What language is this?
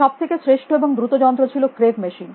Bangla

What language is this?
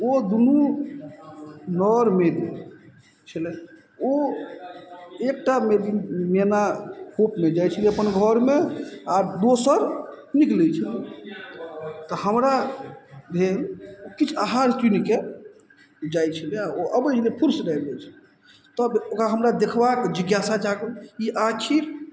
Maithili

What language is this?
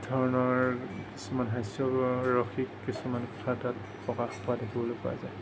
Assamese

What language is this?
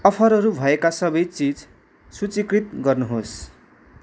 Nepali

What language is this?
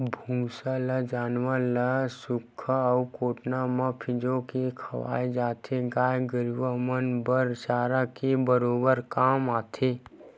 Chhattisgarhi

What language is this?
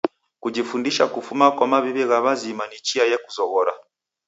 Taita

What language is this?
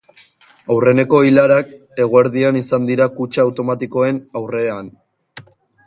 Basque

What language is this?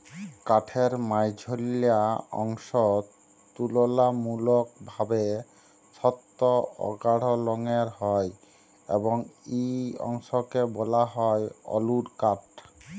Bangla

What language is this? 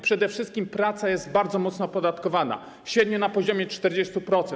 Polish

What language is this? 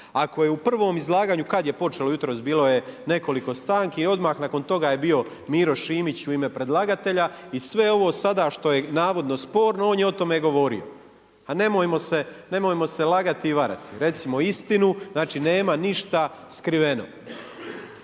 Croatian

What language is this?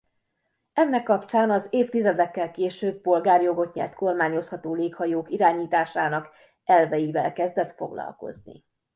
Hungarian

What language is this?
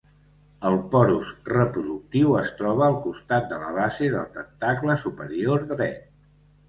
Catalan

